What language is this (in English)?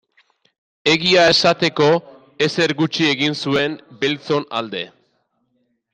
Basque